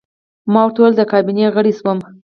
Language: Pashto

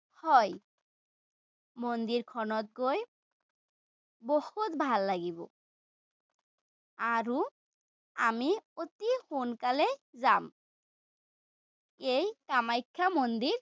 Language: Assamese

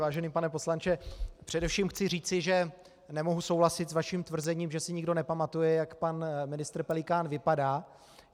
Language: Czech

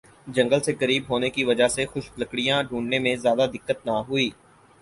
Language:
Urdu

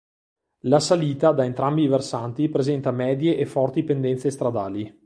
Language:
Italian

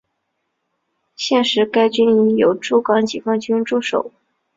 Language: Chinese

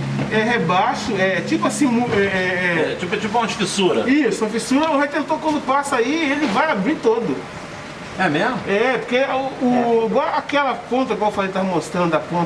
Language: Portuguese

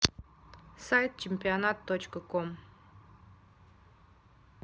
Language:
Russian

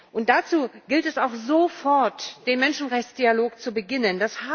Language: German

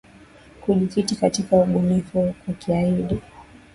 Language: Swahili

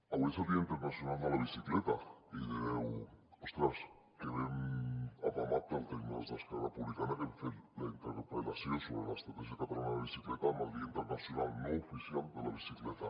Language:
Catalan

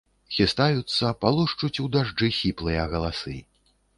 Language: Belarusian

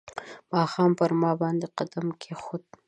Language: Pashto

